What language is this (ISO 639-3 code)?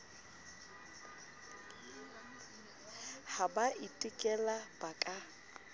sot